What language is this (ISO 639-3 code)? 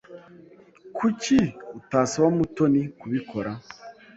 kin